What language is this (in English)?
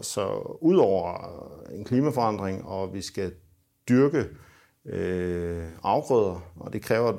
Danish